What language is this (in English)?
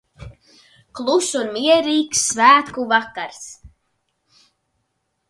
Latvian